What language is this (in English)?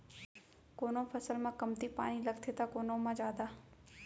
Chhattisgarhi